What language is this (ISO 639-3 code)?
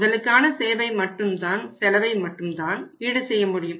tam